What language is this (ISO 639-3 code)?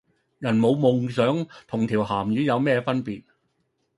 yue